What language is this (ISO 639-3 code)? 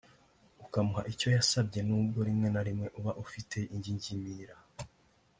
kin